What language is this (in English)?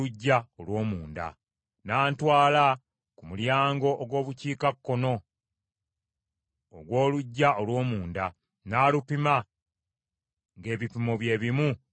Ganda